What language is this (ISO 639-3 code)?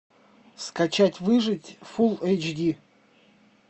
rus